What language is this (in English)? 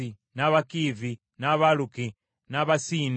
Ganda